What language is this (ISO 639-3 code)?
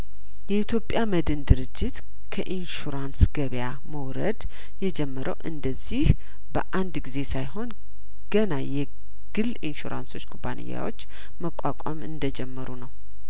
amh